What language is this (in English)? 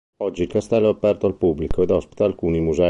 Italian